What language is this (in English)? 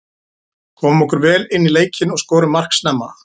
Icelandic